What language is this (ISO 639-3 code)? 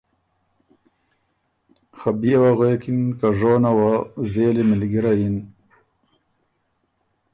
oru